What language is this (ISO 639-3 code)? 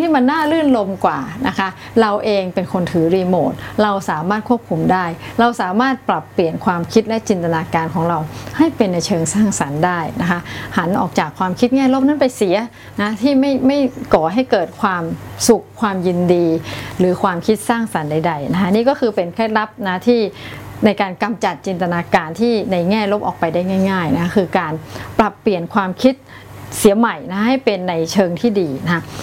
tha